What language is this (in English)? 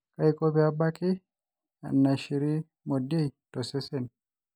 Masai